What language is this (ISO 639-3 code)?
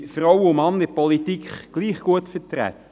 gsw